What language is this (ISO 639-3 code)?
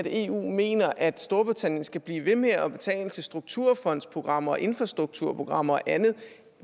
dan